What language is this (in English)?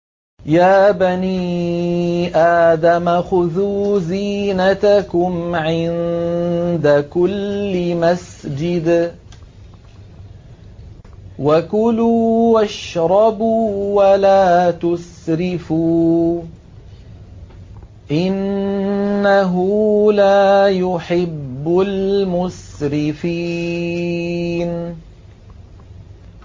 Arabic